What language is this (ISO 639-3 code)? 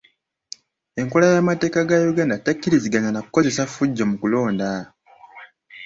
lug